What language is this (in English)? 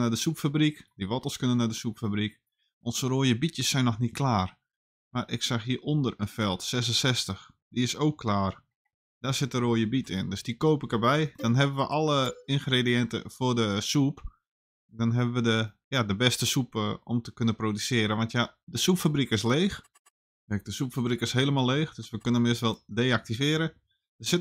Dutch